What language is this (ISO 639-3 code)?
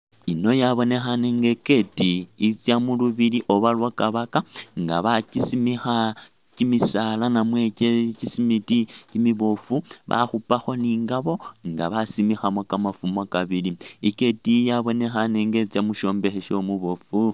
myx